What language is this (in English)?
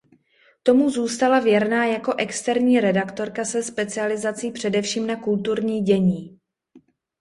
Czech